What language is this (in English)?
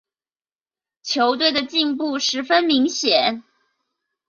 Chinese